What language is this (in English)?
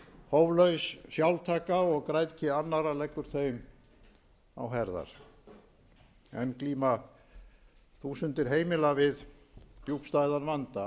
Icelandic